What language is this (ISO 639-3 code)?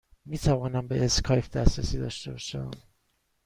fas